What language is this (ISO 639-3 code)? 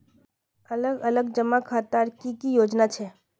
mag